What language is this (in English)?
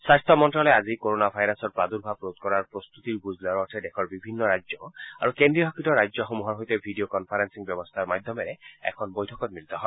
Assamese